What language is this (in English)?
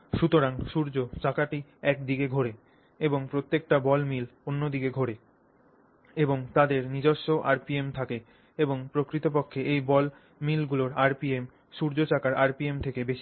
Bangla